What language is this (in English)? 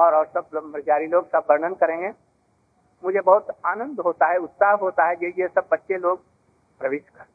Hindi